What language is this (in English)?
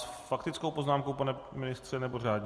Czech